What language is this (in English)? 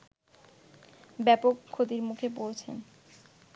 Bangla